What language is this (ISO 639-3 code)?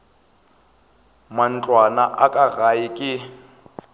nso